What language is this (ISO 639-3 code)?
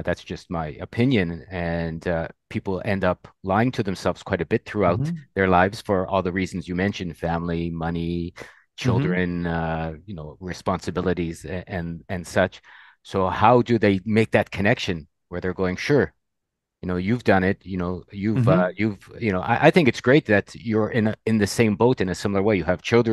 eng